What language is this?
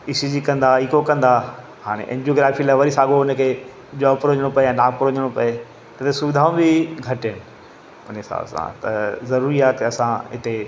Sindhi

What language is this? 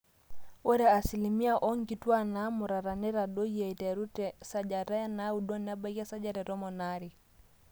Masai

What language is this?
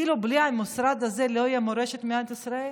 Hebrew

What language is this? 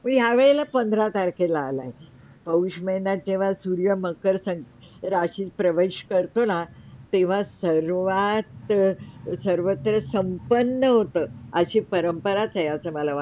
Marathi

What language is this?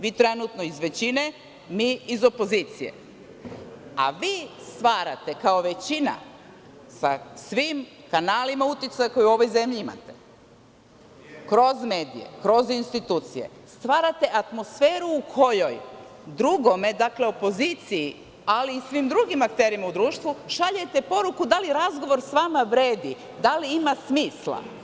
Serbian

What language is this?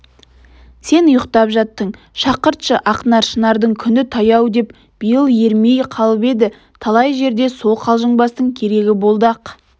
Kazakh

